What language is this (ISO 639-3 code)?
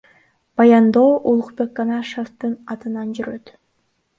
kir